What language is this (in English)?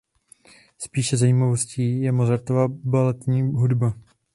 Czech